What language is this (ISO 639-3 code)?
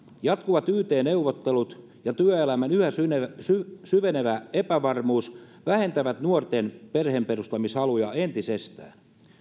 fin